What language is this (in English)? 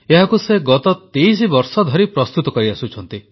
Odia